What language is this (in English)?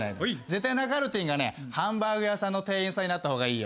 Japanese